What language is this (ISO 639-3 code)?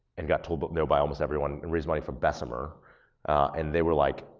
eng